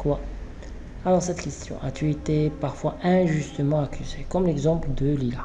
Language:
French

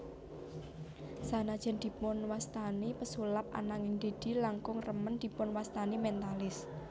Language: Javanese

